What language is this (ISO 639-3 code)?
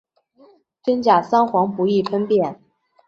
zho